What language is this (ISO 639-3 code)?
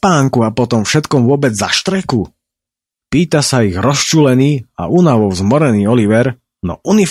slk